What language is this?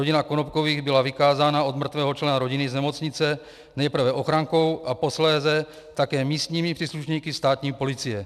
Czech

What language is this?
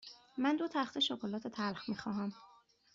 Persian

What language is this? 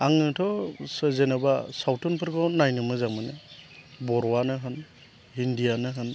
Bodo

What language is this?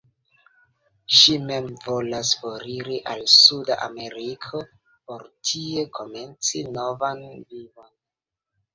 Esperanto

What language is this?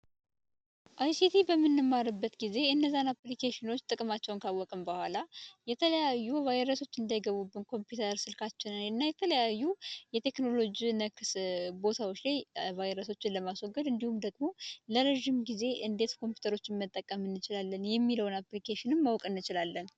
Amharic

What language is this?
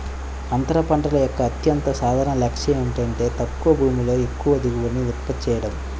Telugu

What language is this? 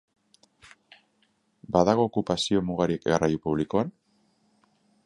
Basque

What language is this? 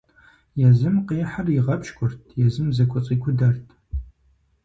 Kabardian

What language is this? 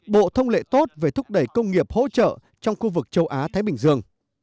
Vietnamese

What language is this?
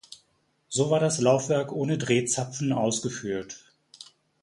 German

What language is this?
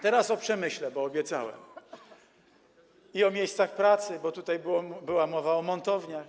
Polish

